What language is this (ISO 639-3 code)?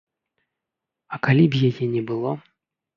bel